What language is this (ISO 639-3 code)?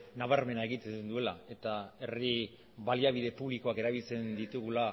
eus